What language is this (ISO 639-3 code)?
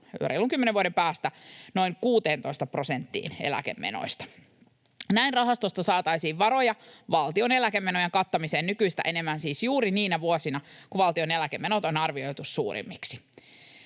fin